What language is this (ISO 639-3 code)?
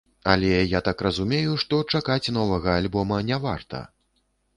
bel